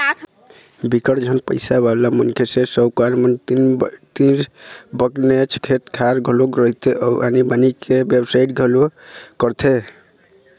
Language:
Chhattisgarhi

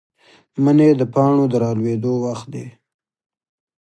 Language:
Pashto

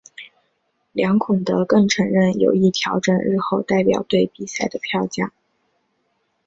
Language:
Chinese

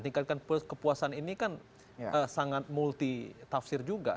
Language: Indonesian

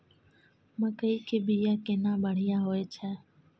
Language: Maithili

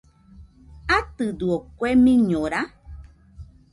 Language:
Nüpode Huitoto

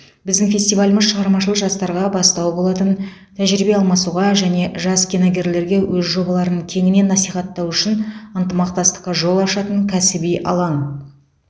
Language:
Kazakh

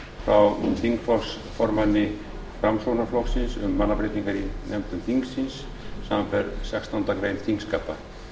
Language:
Icelandic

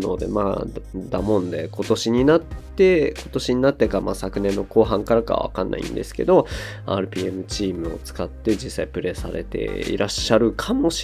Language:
Japanese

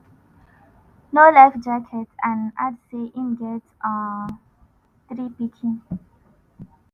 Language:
Nigerian Pidgin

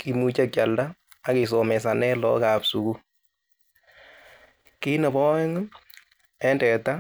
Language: Kalenjin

